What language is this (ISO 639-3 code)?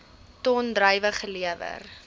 afr